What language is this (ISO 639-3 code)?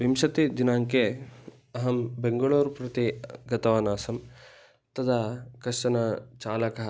san